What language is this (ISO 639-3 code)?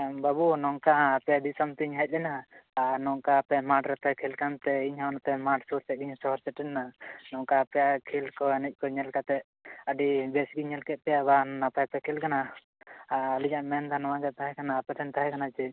sat